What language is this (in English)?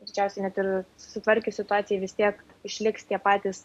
Lithuanian